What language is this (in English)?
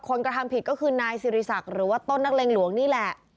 Thai